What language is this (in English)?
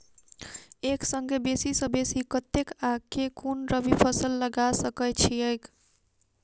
Maithili